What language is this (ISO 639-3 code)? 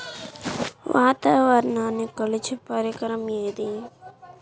tel